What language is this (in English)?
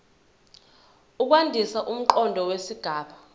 Zulu